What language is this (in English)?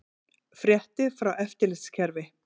Icelandic